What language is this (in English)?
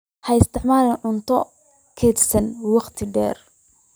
Somali